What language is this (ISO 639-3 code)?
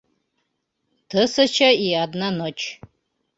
bak